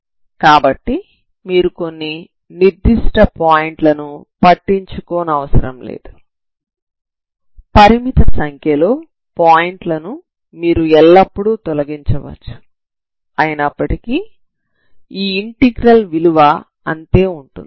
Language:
Telugu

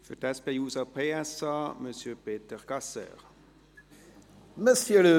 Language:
Swiss German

